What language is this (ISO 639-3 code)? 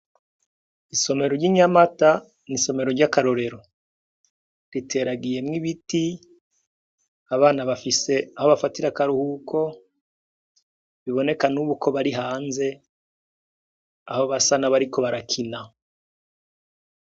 run